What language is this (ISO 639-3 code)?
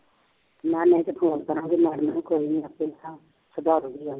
pan